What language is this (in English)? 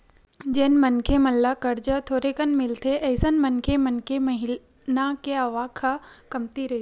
Chhattisgarhi